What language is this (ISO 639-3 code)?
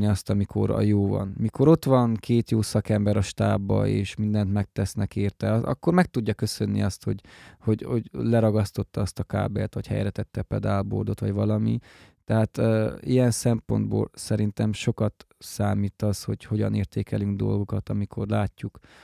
hun